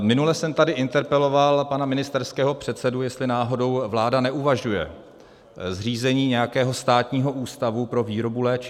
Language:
Czech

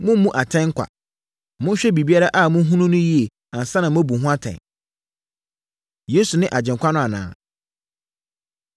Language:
Akan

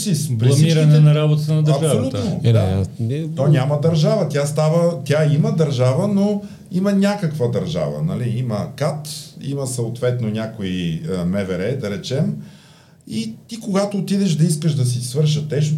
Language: Bulgarian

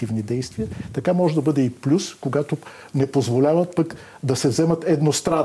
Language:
Bulgarian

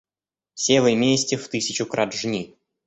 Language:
Russian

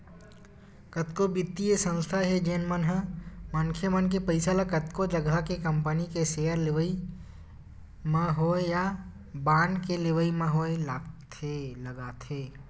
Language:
Chhattisgarhi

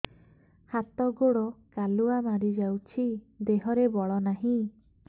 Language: Odia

